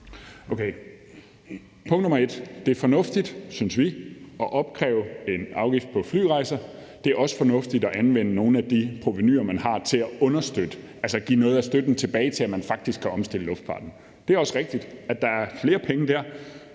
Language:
Danish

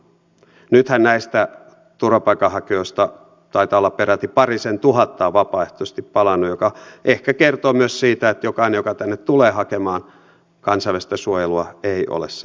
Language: Finnish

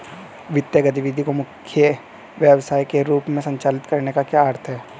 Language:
Hindi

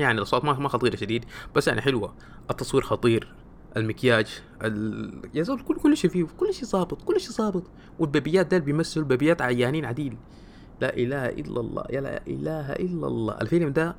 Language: Arabic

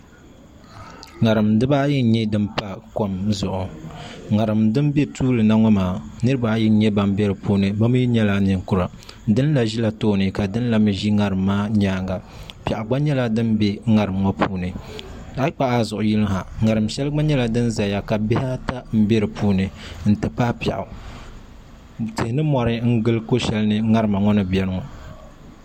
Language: Dagbani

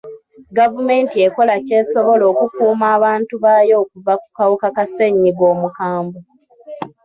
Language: Ganda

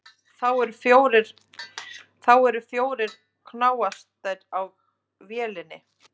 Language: Icelandic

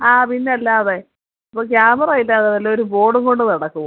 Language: Malayalam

